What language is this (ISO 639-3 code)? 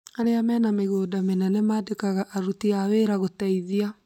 kik